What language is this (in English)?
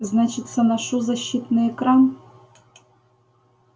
Russian